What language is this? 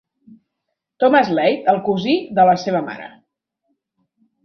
Catalan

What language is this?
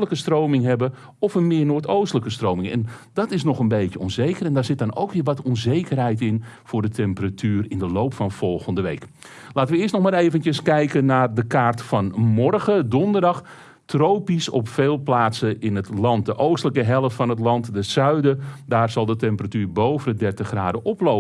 Dutch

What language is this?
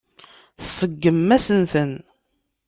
Kabyle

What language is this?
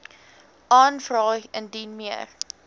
Afrikaans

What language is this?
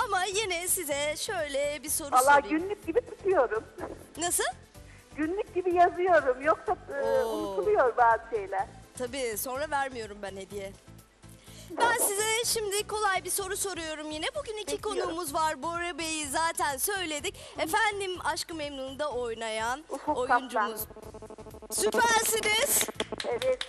Turkish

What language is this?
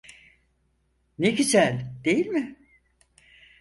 Turkish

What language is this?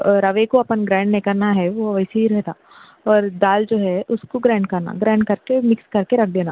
Urdu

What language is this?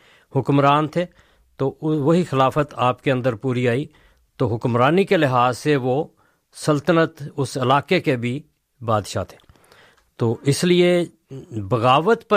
Urdu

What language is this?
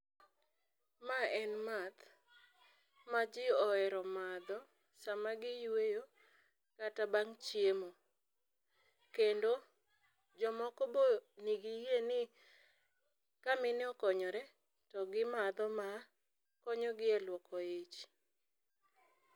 Luo (Kenya and Tanzania)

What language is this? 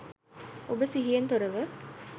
Sinhala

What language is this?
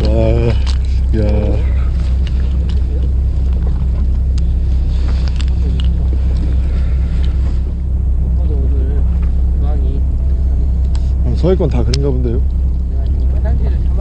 Korean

